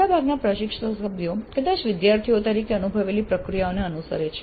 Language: Gujarati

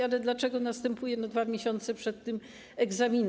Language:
Polish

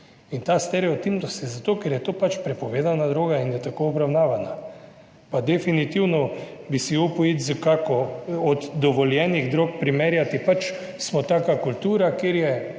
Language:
Slovenian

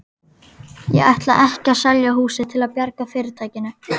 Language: Icelandic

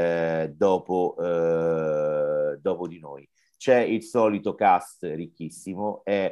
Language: Italian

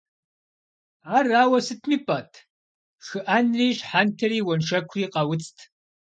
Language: Kabardian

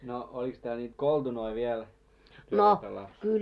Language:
Finnish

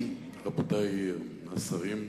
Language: Hebrew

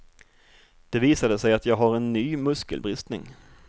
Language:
Swedish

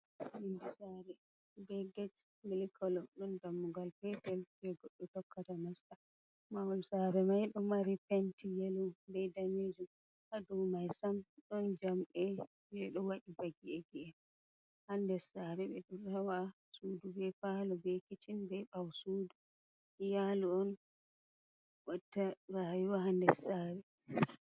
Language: Fula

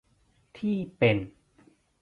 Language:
Thai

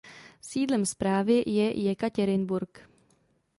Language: Czech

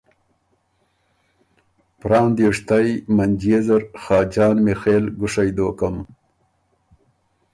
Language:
Ormuri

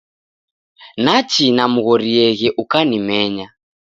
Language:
Taita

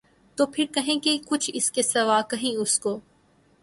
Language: Urdu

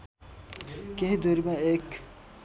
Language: Nepali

